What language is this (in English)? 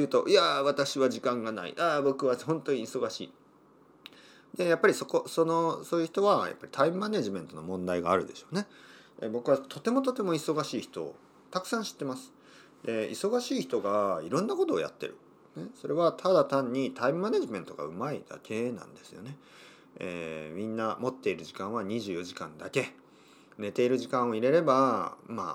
Japanese